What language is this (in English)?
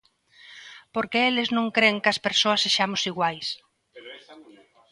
Galician